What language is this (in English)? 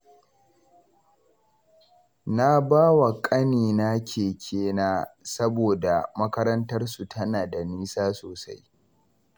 Hausa